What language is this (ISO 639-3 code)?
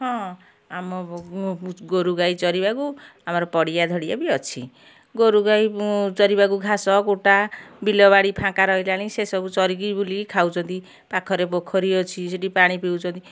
ori